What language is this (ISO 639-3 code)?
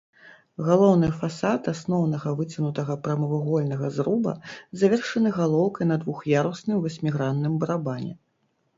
bel